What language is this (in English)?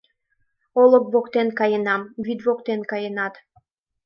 Mari